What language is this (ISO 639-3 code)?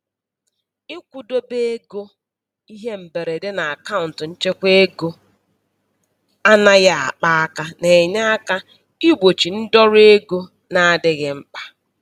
ibo